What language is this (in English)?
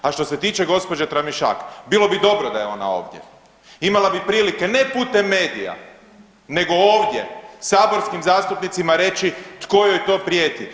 Croatian